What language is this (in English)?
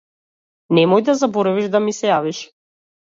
Macedonian